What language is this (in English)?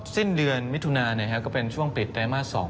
Thai